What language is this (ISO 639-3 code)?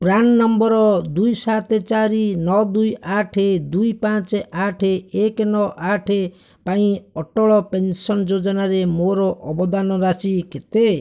ori